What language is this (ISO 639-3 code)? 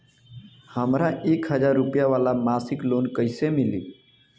bho